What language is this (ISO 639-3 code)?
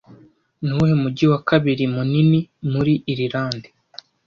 kin